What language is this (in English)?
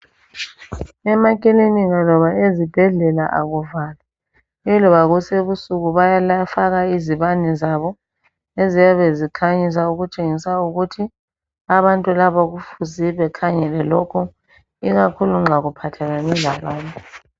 North Ndebele